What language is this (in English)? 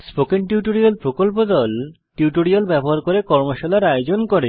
Bangla